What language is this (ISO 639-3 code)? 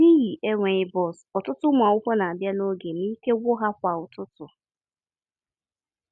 ibo